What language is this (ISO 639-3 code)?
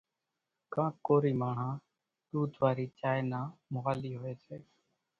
gjk